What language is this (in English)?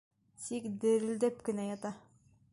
Bashkir